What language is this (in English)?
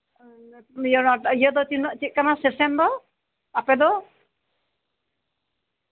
Santali